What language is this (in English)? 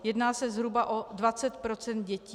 Czech